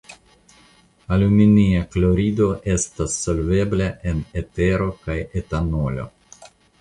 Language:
Esperanto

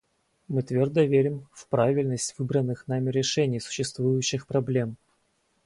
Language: Russian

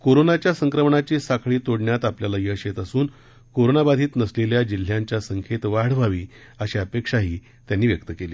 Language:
Marathi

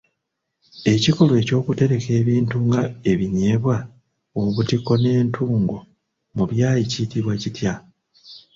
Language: Ganda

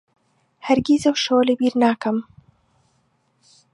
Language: Central Kurdish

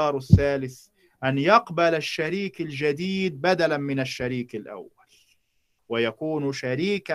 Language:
Arabic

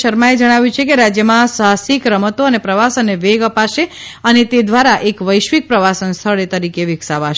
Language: Gujarati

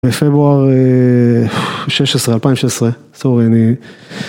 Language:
Hebrew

